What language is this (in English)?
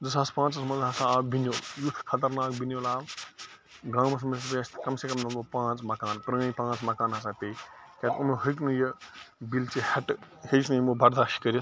Kashmiri